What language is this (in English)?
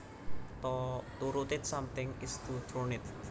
Javanese